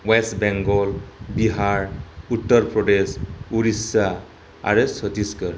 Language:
Bodo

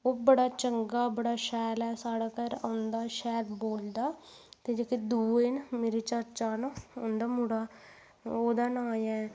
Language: Dogri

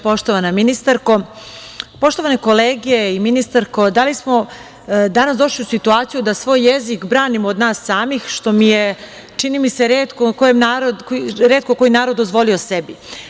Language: Serbian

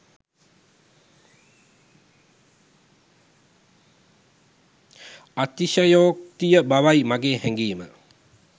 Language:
Sinhala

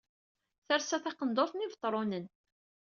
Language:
Kabyle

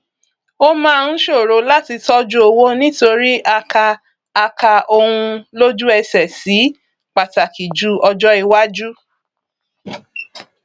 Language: Yoruba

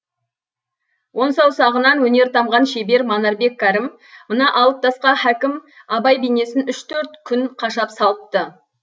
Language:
Kazakh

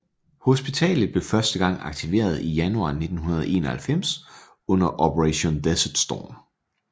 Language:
Danish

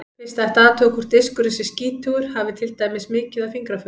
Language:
Icelandic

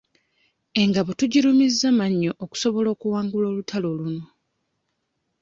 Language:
Ganda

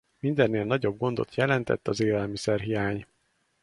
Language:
Hungarian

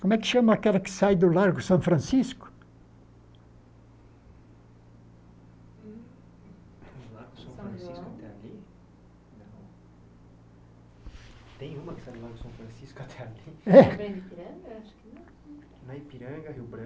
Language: Portuguese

